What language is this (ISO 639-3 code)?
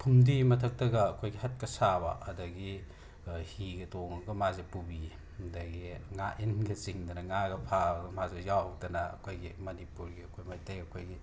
mni